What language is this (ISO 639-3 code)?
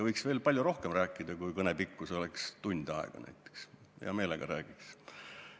est